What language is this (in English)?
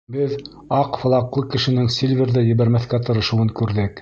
Bashkir